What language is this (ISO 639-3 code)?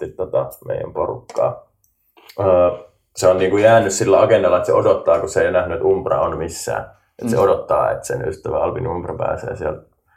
fin